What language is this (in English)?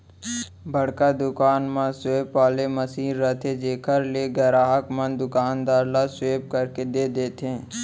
Chhattisgarhi